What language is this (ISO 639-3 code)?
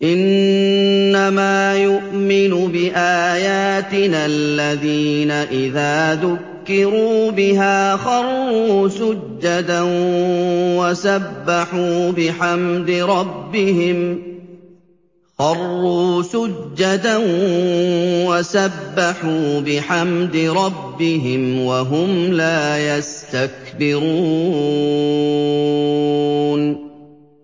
ara